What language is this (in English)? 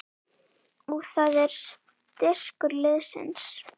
Icelandic